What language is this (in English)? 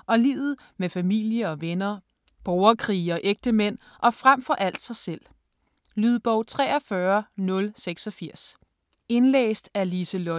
Danish